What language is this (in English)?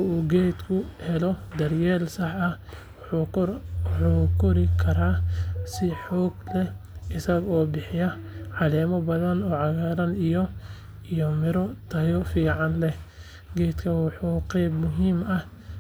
Somali